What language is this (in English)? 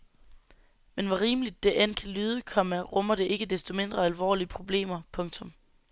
Danish